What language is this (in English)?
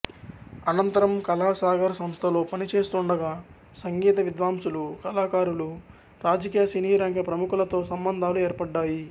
Telugu